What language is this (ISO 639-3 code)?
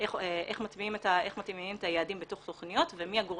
heb